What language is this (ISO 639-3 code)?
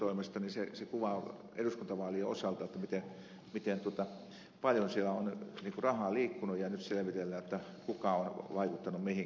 fin